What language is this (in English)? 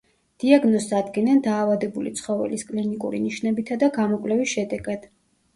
Georgian